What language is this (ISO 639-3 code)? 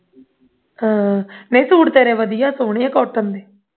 pan